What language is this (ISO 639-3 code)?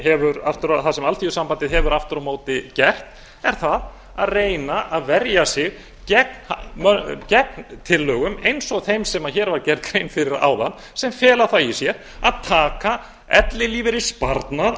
isl